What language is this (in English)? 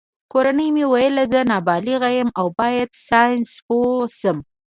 Pashto